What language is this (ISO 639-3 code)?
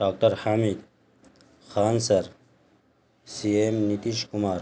urd